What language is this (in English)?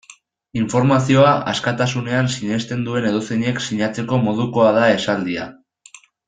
Basque